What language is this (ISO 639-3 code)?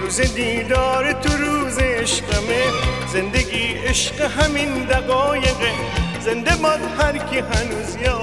fas